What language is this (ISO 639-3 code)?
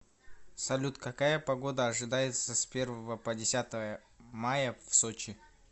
rus